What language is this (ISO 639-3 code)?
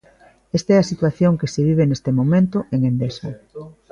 glg